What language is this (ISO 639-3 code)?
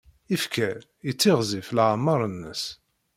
kab